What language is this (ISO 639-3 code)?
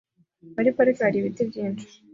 kin